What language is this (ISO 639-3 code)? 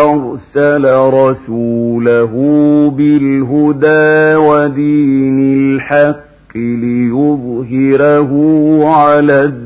ara